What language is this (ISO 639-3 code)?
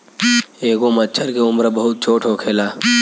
bho